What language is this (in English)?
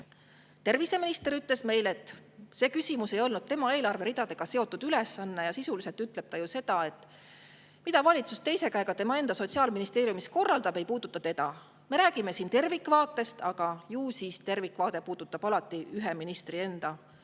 Estonian